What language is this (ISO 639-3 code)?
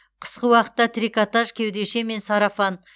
kaz